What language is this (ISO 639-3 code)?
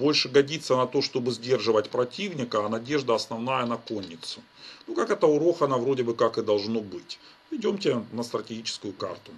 rus